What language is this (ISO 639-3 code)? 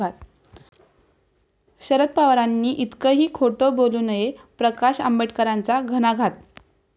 mar